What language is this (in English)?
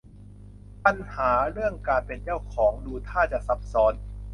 Thai